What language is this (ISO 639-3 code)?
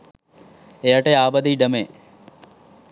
sin